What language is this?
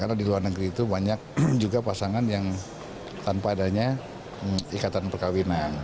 Indonesian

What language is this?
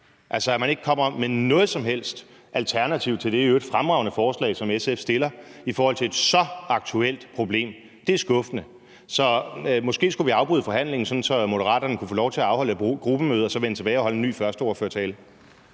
Danish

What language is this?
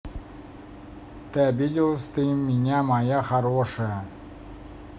Russian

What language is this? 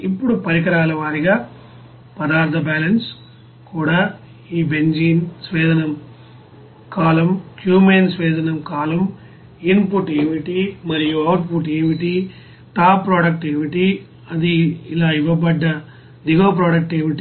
Telugu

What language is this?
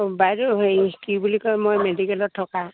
Assamese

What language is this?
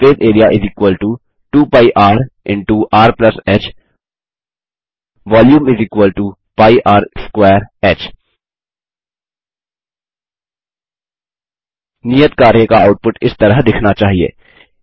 Hindi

